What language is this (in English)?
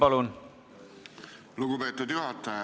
Estonian